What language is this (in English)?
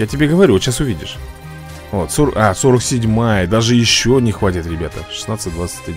Russian